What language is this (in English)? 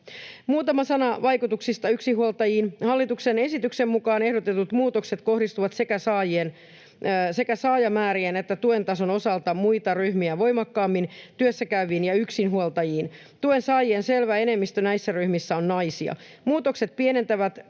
Finnish